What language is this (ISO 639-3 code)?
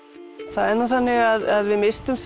isl